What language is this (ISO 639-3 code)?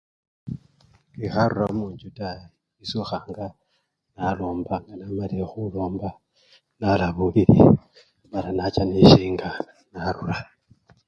luy